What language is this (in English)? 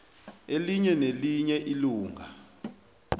South Ndebele